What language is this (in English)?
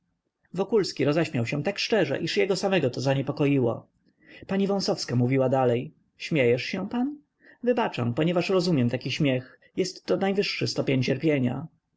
Polish